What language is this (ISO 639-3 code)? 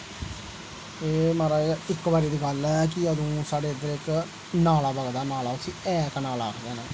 doi